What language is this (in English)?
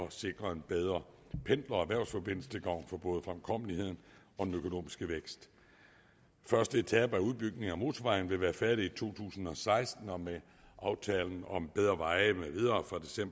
Danish